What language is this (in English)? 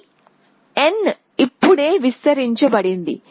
Telugu